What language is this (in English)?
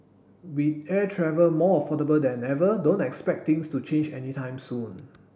English